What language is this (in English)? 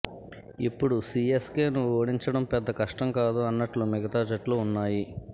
Telugu